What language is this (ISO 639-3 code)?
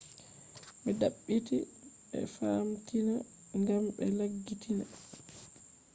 ful